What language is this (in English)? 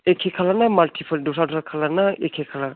Bodo